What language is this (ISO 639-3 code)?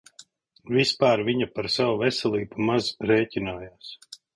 lav